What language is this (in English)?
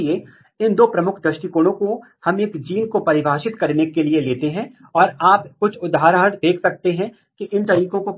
Hindi